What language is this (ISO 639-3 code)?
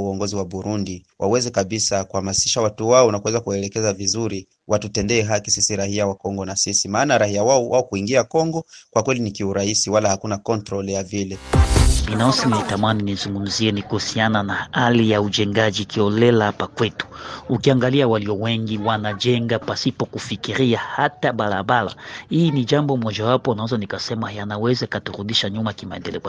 swa